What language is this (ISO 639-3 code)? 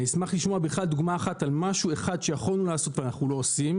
heb